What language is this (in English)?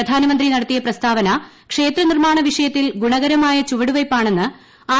Malayalam